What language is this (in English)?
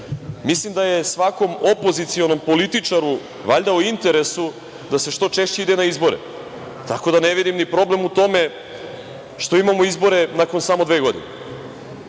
Serbian